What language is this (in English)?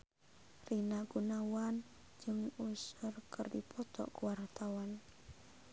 Sundanese